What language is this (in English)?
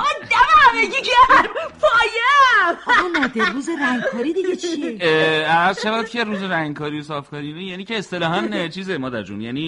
Persian